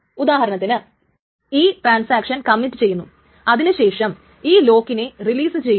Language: Malayalam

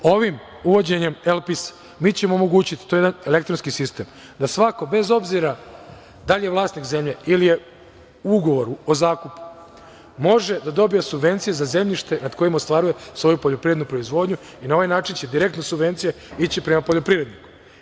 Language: Serbian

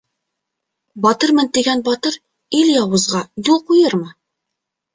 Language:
Bashkir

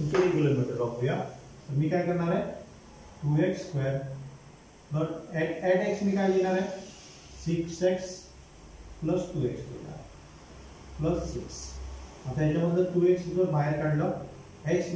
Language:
Hindi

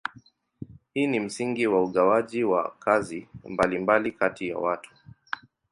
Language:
Swahili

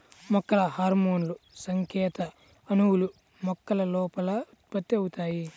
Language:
Telugu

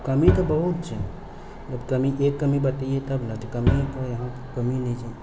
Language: Maithili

